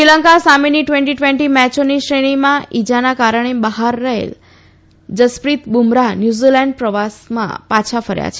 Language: Gujarati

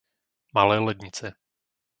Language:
Slovak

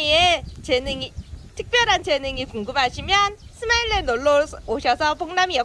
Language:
Korean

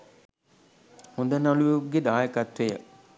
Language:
Sinhala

